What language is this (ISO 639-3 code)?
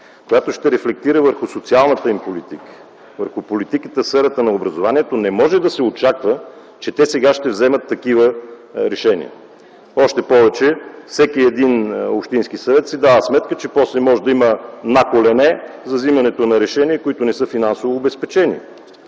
bul